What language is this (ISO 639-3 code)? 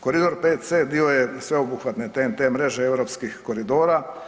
hrv